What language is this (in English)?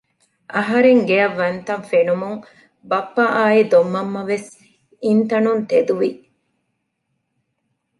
Divehi